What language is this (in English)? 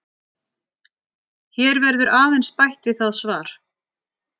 Icelandic